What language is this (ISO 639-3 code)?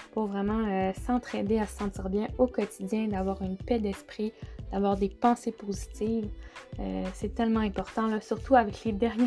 fra